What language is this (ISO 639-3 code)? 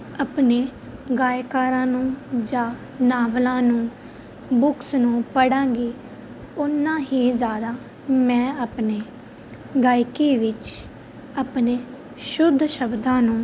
pan